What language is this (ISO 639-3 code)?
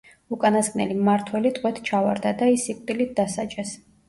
kat